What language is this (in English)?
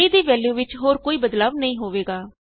Punjabi